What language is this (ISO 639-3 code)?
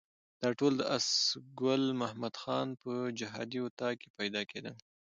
pus